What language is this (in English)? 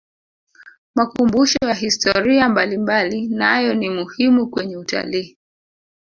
Swahili